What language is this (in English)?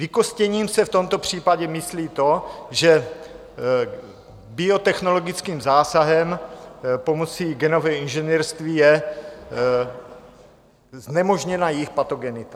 Czech